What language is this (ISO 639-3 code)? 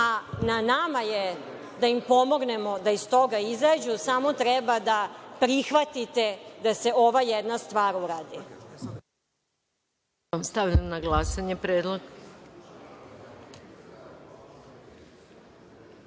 srp